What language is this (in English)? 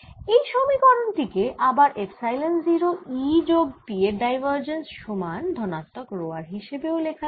Bangla